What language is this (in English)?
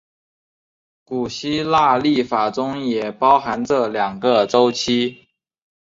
Chinese